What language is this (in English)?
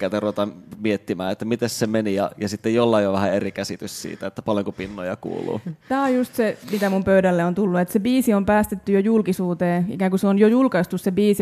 Finnish